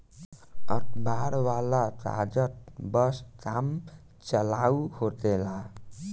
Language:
Bhojpuri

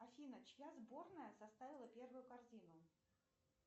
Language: Russian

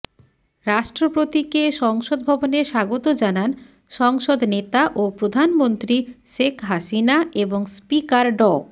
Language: Bangla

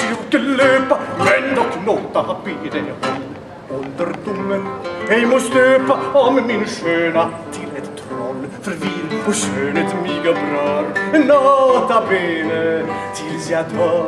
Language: Korean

